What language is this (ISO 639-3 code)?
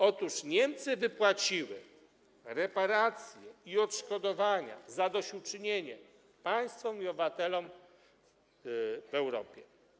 pol